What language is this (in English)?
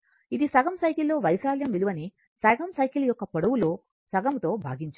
Telugu